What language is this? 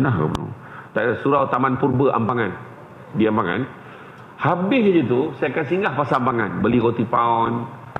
Malay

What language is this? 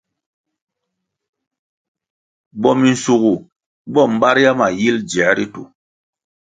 Kwasio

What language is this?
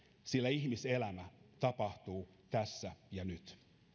Finnish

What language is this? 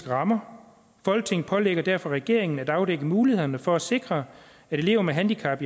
Danish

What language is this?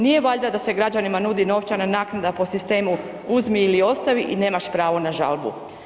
Croatian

